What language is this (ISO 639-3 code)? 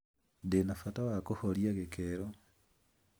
kik